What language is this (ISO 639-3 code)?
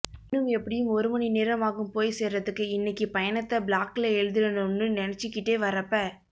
tam